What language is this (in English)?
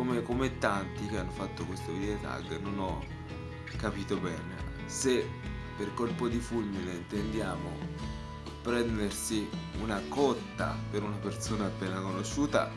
Italian